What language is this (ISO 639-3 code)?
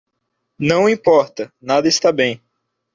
por